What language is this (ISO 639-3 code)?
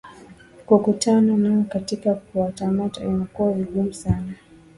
swa